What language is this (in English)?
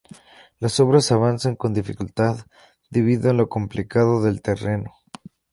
Spanish